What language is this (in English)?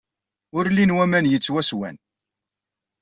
Kabyle